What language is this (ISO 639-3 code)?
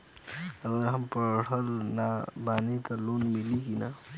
bho